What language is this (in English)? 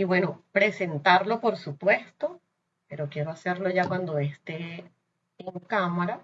Spanish